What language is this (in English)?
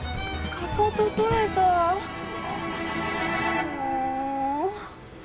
Japanese